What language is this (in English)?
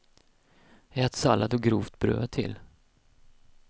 Swedish